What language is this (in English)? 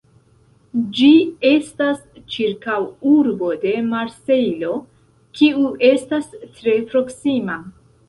Esperanto